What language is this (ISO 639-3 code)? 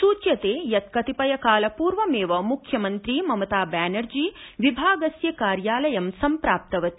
san